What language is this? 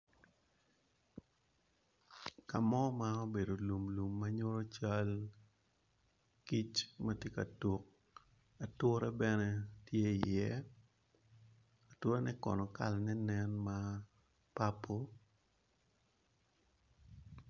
Acoli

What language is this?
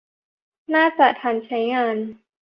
Thai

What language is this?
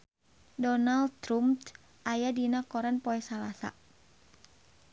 Sundanese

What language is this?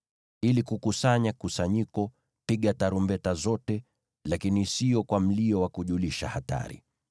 Swahili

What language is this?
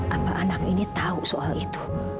Indonesian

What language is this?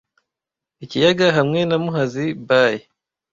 Kinyarwanda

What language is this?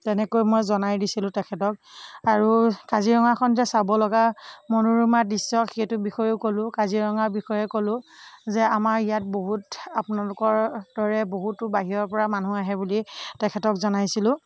Assamese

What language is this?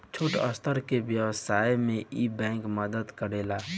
Bhojpuri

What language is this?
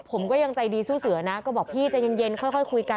Thai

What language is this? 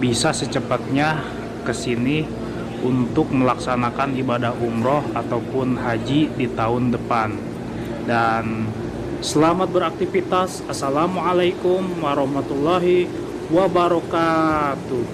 Indonesian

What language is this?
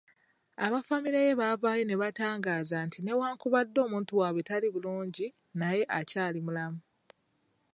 Ganda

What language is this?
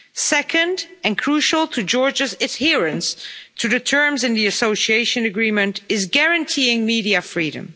English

